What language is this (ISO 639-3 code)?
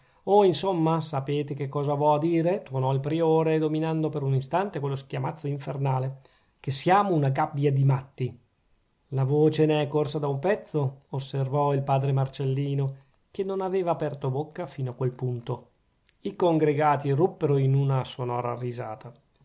ita